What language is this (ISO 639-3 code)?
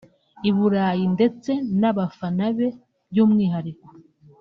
kin